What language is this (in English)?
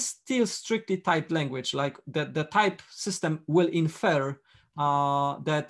English